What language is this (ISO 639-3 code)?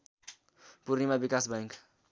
nep